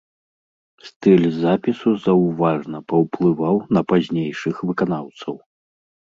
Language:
Belarusian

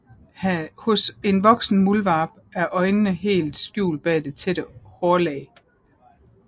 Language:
Danish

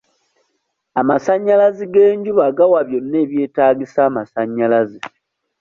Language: Ganda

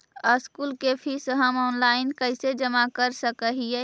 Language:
Magahi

